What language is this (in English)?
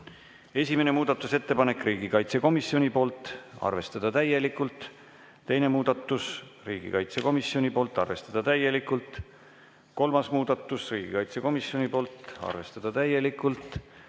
Estonian